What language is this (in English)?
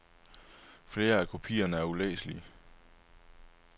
Danish